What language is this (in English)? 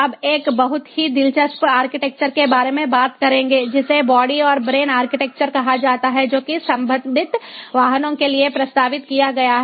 Hindi